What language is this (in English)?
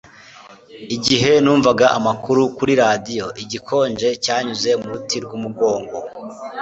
Kinyarwanda